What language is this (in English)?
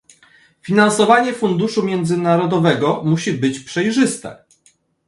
Polish